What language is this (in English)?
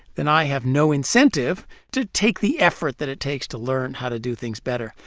English